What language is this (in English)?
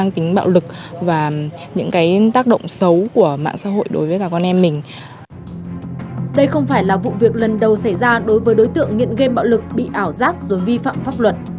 Vietnamese